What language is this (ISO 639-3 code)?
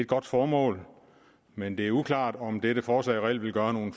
dan